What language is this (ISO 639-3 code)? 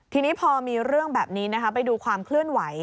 tha